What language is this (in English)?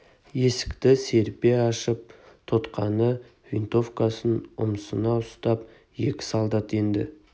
Kazakh